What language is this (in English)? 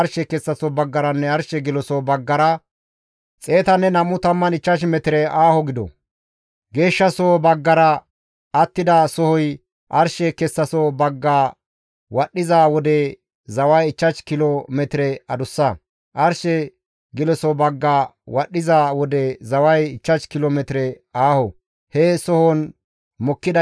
Gamo